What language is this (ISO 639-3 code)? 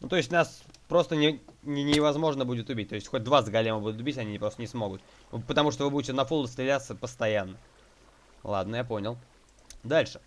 rus